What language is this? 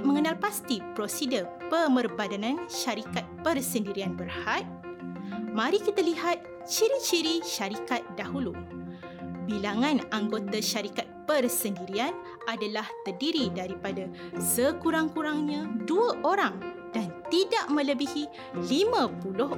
Malay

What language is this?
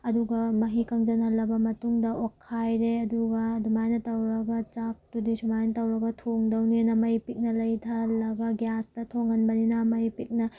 Manipuri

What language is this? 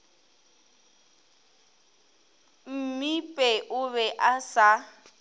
Northern Sotho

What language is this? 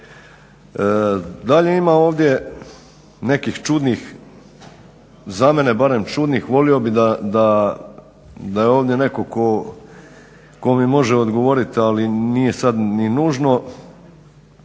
Croatian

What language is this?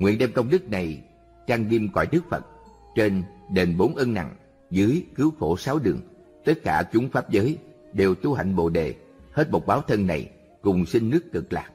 Vietnamese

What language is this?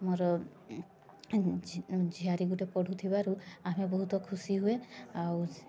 Odia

